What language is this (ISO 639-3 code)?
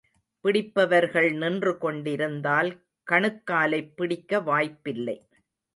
tam